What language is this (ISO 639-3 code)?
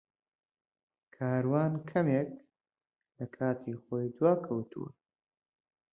ckb